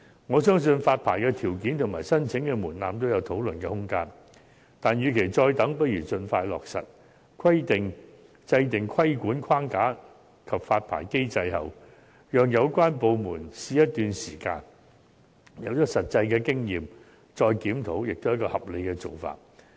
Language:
Cantonese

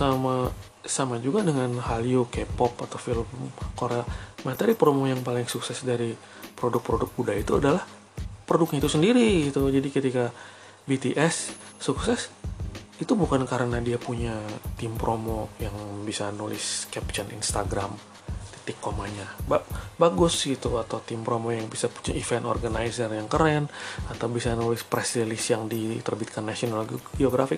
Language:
Indonesian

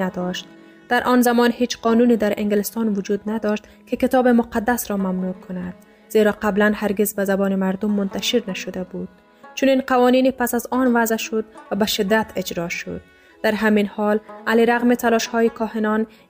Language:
Persian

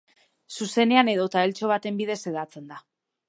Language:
Basque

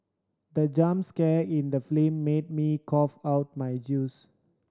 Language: English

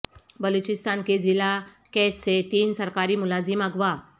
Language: Urdu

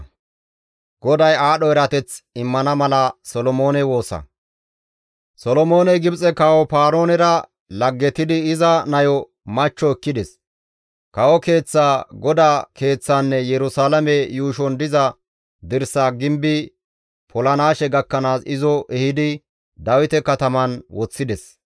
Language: Gamo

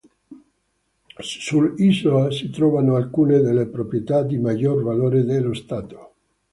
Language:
Italian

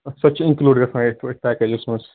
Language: Kashmiri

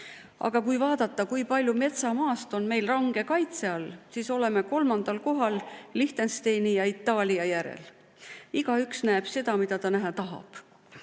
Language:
Estonian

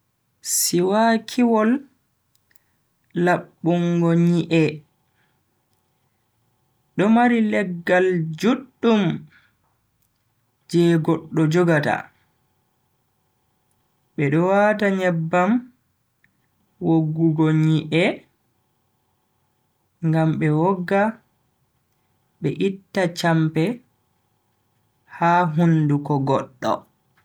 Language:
Bagirmi Fulfulde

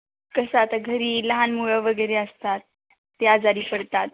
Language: Marathi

